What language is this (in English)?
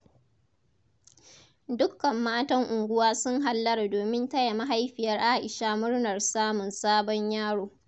Hausa